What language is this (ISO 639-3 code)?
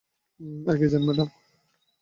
ben